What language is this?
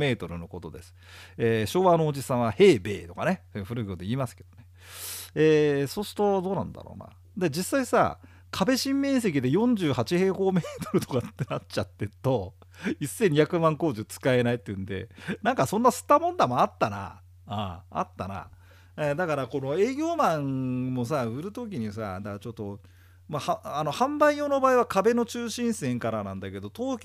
Japanese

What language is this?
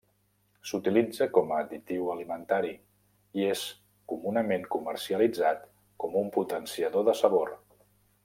Catalan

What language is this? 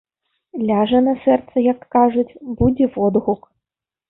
Belarusian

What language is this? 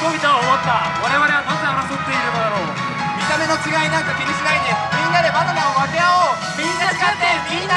Japanese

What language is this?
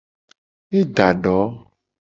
Gen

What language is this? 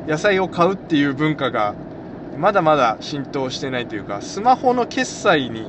Japanese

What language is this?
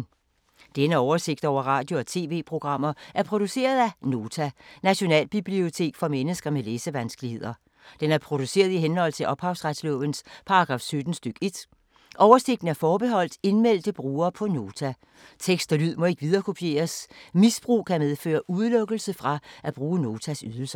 Danish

